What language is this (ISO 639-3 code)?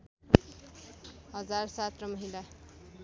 nep